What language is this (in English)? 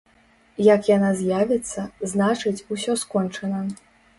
Belarusian